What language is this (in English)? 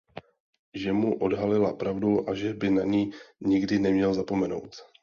Czech